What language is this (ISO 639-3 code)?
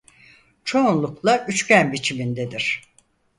tur